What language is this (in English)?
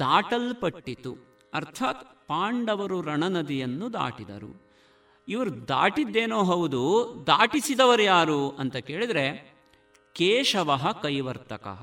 Kannada